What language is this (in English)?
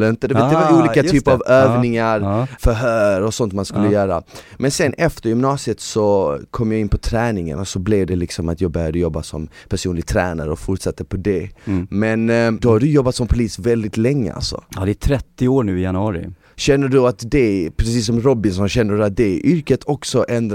Swedish